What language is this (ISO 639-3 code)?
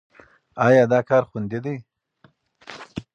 pus